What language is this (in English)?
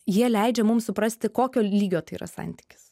Lithuanian